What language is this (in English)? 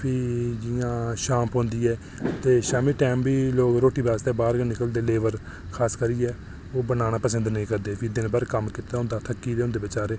Dogri